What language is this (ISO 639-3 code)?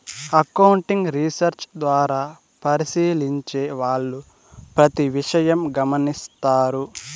tel